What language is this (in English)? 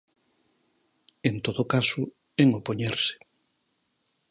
Galician